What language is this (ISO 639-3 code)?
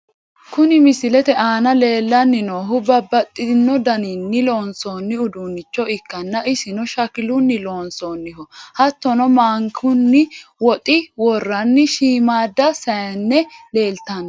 sid